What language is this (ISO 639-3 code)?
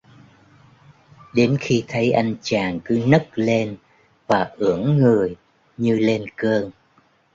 vie